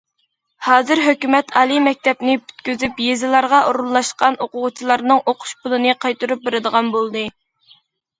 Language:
Uyghur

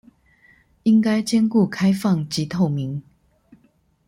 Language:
Chinese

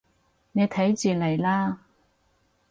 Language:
Cantonese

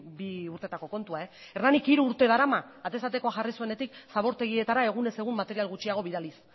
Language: Basque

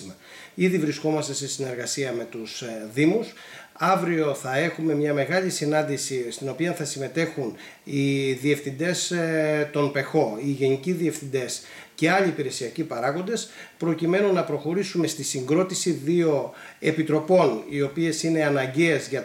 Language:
Greek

